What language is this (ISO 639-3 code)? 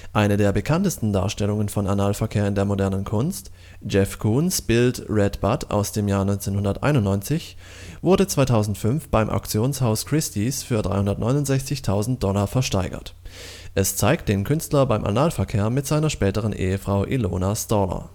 deu